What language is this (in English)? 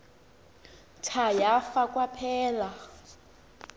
Xhosa